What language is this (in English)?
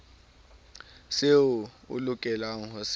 Southern Sotho